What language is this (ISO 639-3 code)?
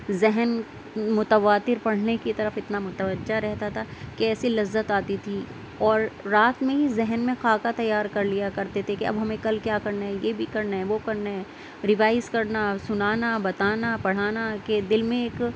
urd